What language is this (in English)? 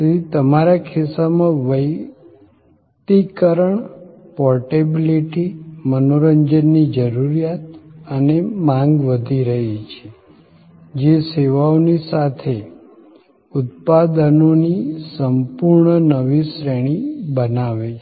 Gujarati